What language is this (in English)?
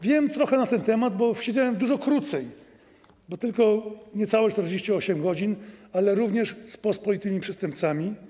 Polish